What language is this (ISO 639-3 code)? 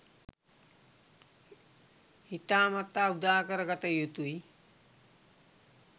sin